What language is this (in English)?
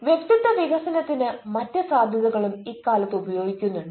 Malayalam